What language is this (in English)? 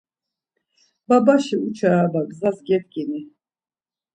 Laz